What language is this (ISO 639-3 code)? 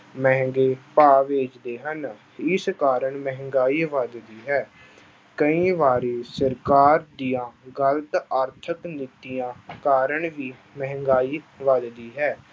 pan